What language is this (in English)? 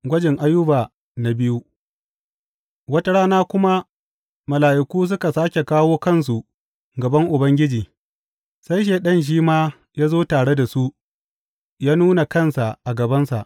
Hausa